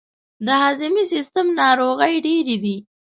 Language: Pashto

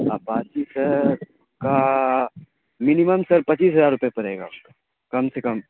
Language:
Urdu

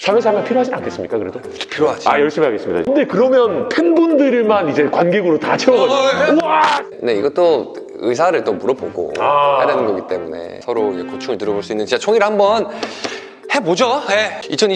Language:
Korean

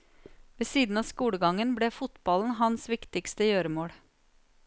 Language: Norwegian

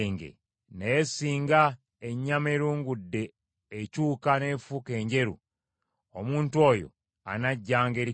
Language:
Ganda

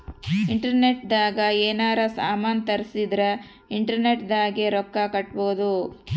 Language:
Kannada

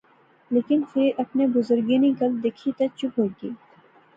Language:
Pahari-Potwari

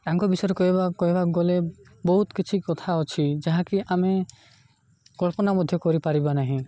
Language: Odia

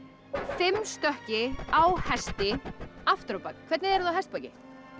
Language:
Icelandic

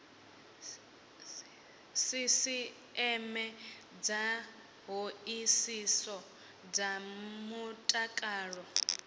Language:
Venda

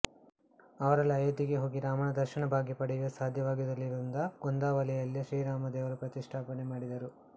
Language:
Kannada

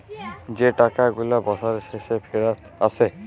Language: Bangla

